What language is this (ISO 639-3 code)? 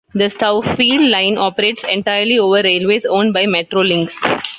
eng